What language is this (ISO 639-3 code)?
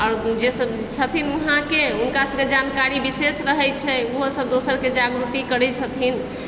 mai